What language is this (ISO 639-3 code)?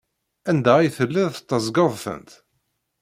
kab